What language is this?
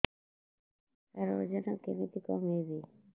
Odia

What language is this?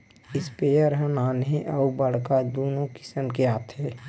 Chhattisgarhi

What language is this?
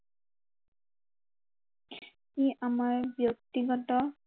Assamese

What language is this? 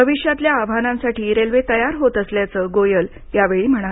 Marathi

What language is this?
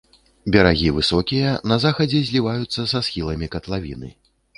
Belarusian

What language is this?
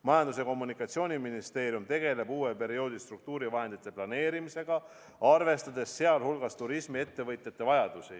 Estonian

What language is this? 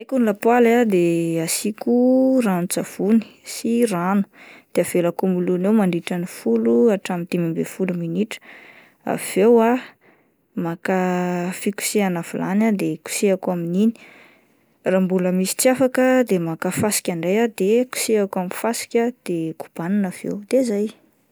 Malagasy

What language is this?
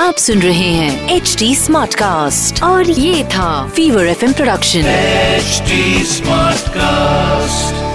Hindi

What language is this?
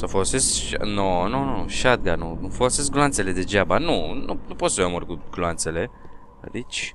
Romanian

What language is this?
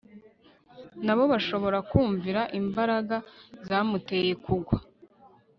Kinyarwanda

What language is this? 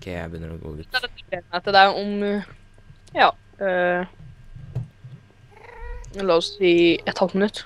Norwegian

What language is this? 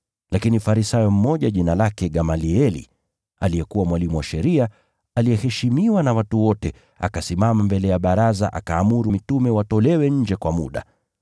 Swahili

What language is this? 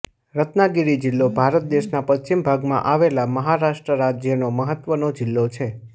Gujarati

